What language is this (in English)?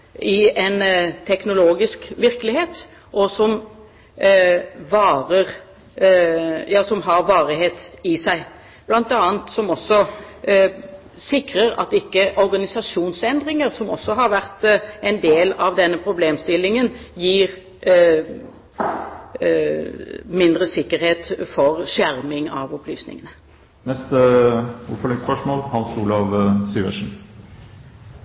Norwegian Bokmål